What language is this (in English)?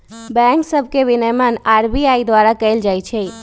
Magahi